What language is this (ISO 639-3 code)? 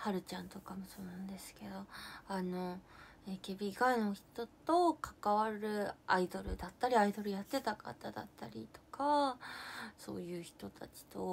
jpn